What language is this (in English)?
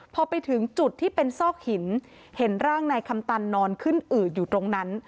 Thai